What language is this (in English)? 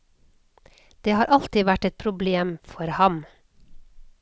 Norwegian